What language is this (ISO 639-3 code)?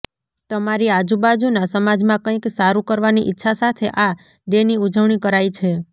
guj